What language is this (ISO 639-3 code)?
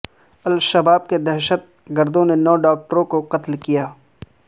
urd